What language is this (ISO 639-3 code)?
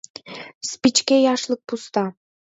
chm